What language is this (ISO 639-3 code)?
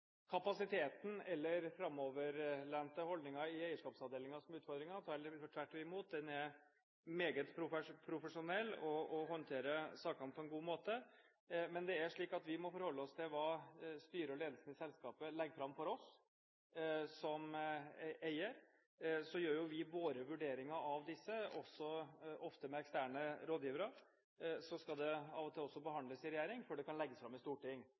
nob